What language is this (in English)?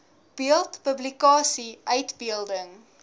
Afrikaans